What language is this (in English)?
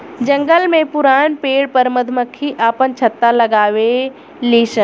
Bhojpuri